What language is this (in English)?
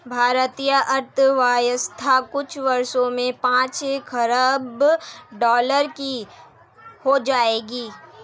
Hindi